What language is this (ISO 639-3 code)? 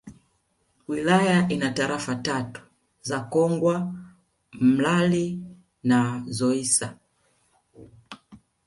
swa